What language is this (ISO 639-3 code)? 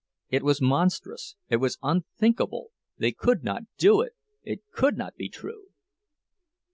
eng